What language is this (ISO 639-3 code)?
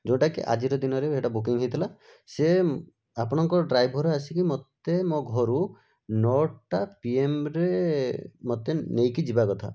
ori